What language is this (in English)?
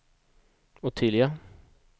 Swedish